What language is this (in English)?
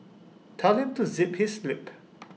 English